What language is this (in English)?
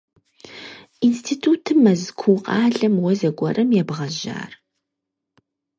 Kabardian